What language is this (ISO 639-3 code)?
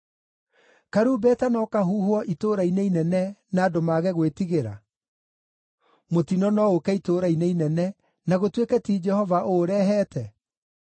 kik